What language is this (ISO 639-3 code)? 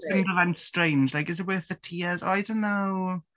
cym